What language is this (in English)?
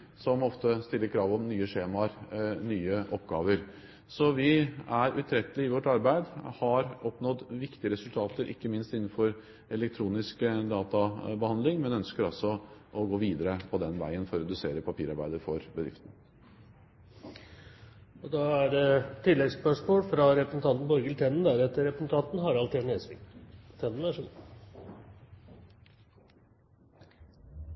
Norwegian